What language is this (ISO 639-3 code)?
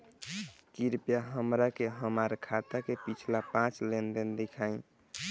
bho